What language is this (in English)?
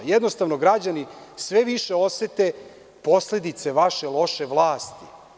Serbian